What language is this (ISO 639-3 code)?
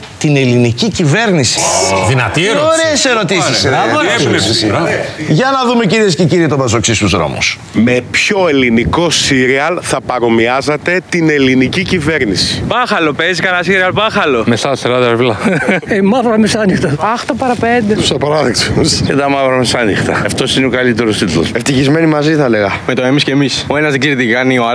ell